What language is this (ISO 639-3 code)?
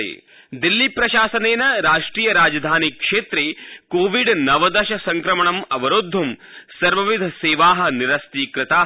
san